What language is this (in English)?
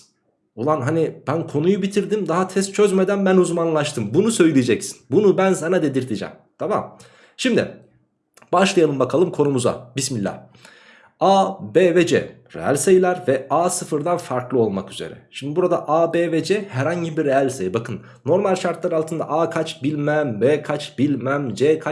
Turkish